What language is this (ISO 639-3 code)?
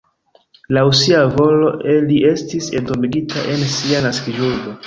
epo